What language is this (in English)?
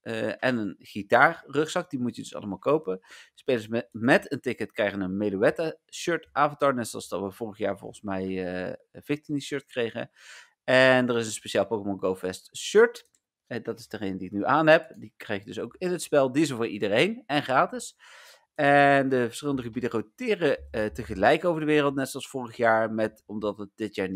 Dutch